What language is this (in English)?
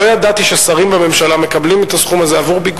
Hebrew